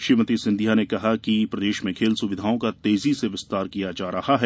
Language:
Hindi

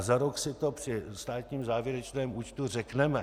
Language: Czech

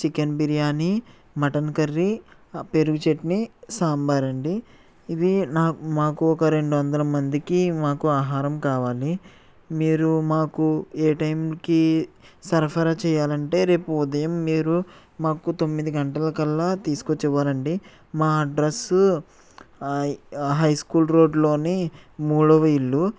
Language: Telugu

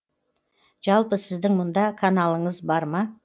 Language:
Kazakh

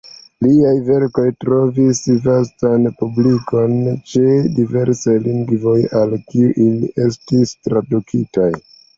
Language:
Esperanto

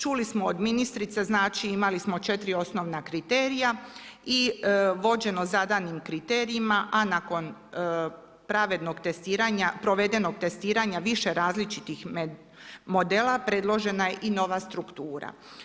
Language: Croatian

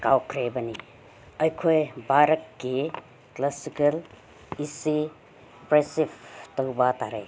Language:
Manipuri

